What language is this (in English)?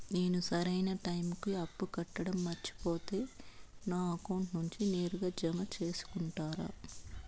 Telugu